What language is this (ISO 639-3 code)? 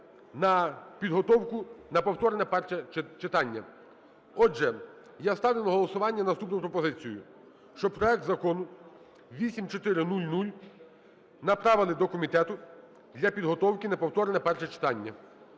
ukr